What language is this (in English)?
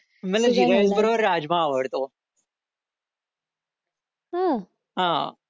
Marathi